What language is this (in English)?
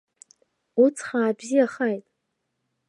Abkhazian